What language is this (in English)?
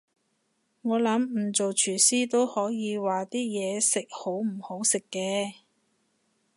Cantonese